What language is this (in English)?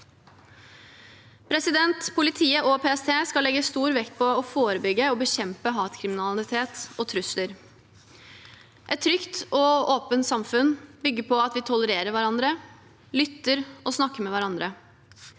Norwegian